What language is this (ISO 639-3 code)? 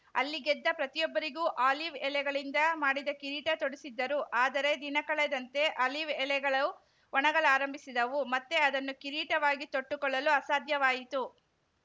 kan